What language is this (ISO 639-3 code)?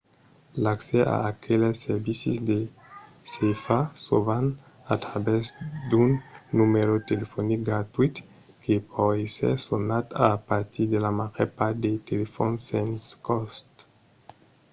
oci